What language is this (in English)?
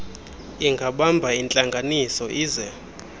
Xhosa